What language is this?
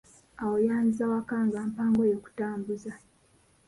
Ganda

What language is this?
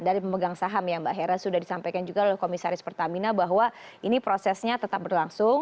Indonesian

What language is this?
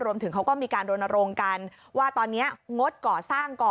Thai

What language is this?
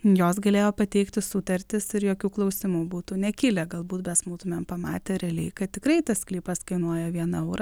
Lithuanian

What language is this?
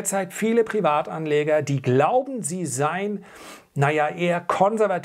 German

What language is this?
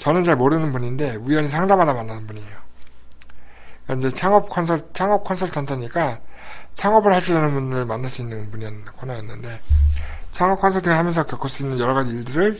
Korean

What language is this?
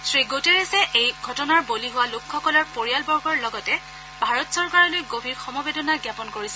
Assamese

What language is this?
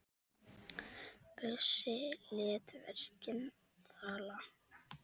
Icelandic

